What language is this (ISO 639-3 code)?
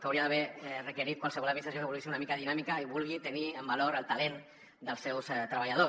cat